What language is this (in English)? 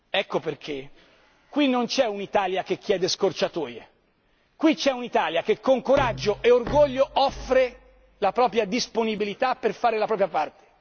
Italian